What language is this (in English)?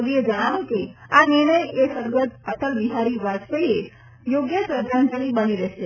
Gujarati